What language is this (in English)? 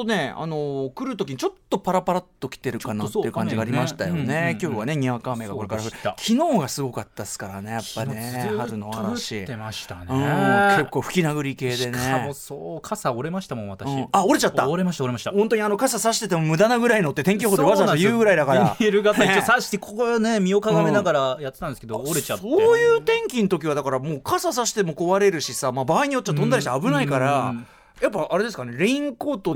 Japanese